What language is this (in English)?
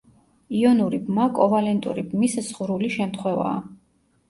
Georgian